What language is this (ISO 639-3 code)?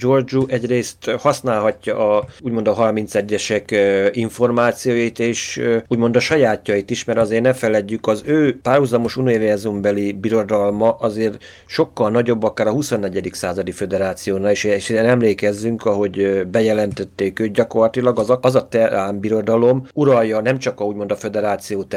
hun